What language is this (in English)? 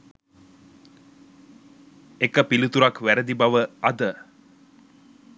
Sinhala